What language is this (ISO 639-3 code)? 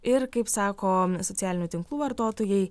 lit